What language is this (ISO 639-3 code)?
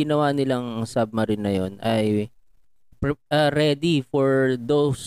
fil